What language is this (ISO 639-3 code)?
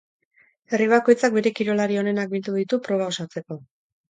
eus